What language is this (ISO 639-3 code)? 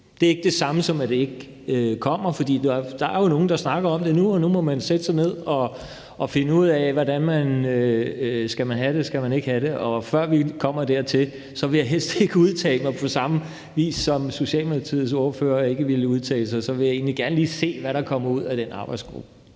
dan